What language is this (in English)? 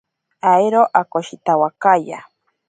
Ashéninka Perené